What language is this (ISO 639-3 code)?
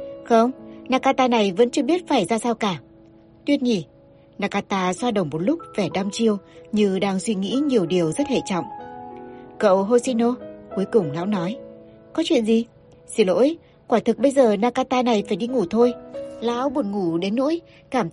vie